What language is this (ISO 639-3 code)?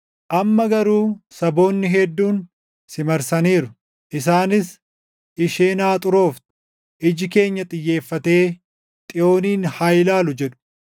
orm